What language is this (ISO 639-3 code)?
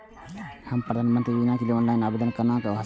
mai